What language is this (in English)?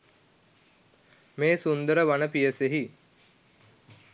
Sinhala